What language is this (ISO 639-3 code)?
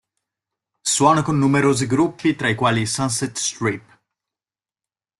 ita